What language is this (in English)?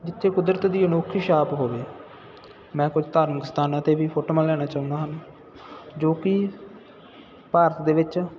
Punjabi